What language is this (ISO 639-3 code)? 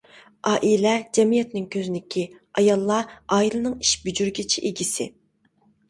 uig